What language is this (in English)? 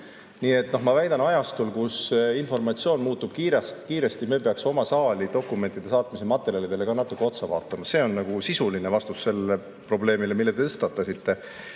Estonian